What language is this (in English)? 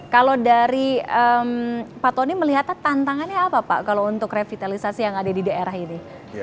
Indonesian